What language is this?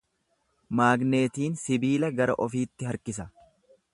Oromo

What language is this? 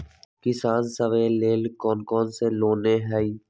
Magahi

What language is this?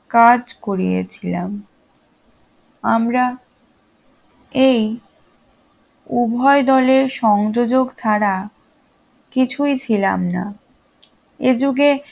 Bangla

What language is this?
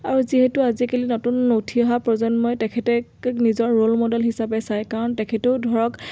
Assamese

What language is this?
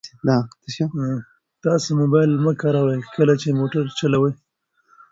Pashto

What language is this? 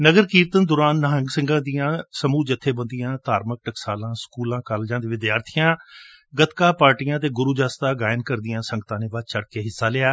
Punjabi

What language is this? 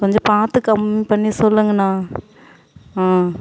Tamil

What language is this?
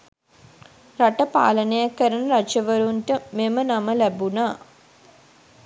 Sinhala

